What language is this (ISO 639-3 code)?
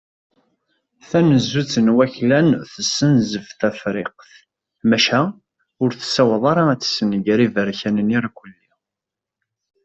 kab